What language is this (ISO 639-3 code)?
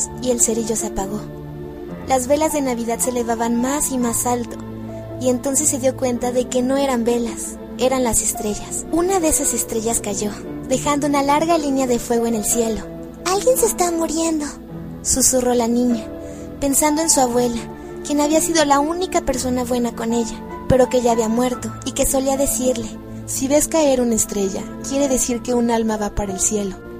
spa